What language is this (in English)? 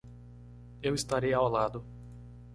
Portuguese